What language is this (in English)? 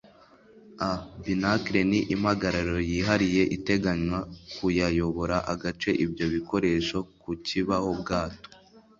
Kinyarwanda